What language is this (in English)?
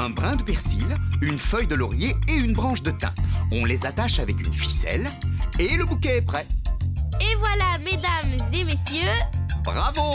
French